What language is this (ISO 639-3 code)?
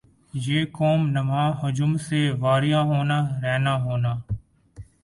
urd